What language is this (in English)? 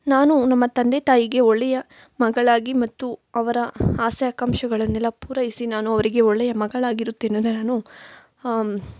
Kannada